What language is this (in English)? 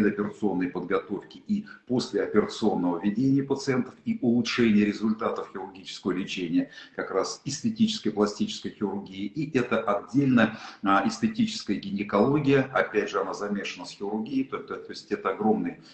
Russian